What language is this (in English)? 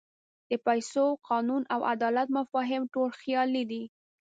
Pashto